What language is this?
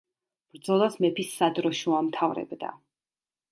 Georgian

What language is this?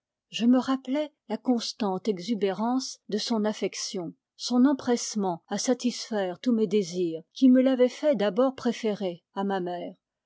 French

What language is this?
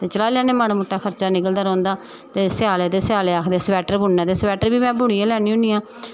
Dogri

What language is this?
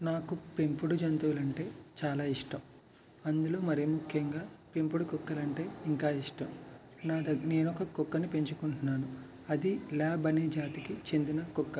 Telugu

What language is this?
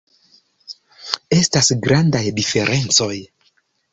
Esperanto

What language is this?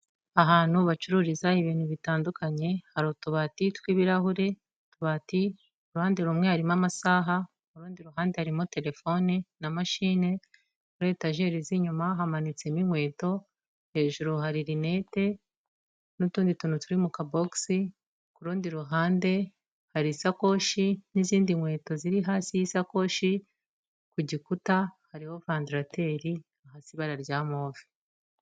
Kinyarwanda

